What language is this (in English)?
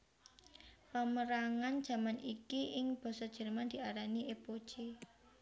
Javanese